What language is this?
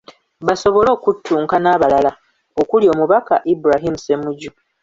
Ganda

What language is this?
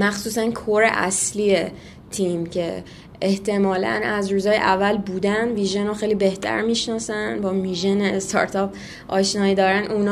Persian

